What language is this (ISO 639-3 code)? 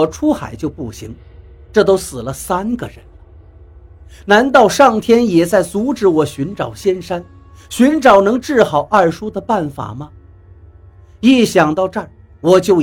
zho